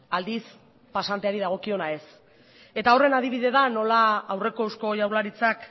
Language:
Basque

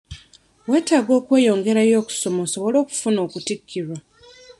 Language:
Ganda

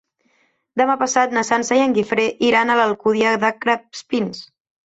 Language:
Catalan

